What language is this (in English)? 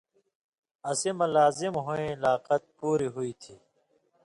Indus Kohistani